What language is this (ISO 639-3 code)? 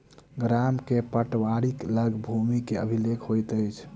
mai